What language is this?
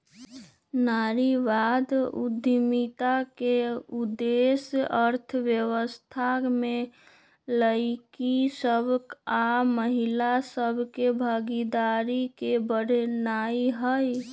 Magahi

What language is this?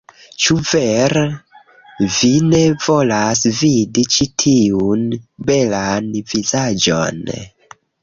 Esperanto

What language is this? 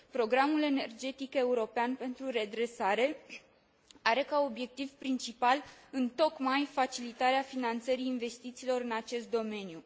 Romanian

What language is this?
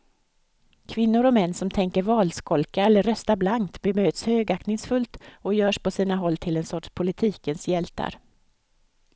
Swedish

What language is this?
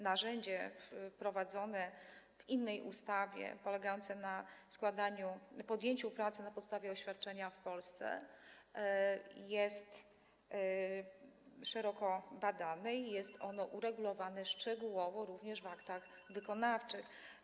Polish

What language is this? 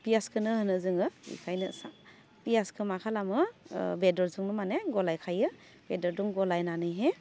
Bodo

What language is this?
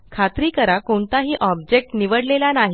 Marathi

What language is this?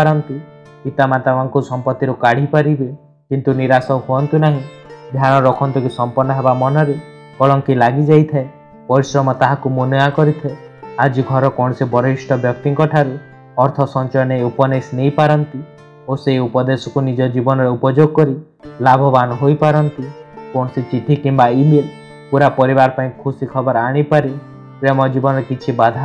Hindi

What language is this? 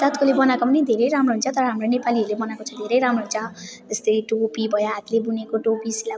Nepali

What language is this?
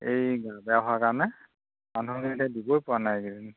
Assamese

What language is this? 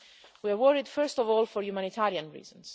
English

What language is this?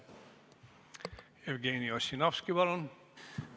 Estonian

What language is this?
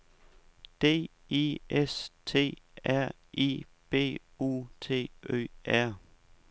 Danish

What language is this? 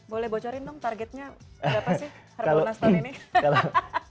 Indonesian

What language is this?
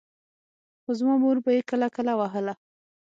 Pashto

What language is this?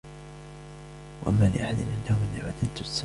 Arabic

